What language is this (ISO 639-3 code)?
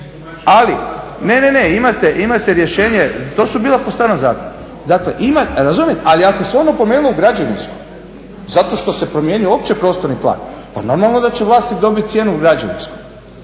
hrv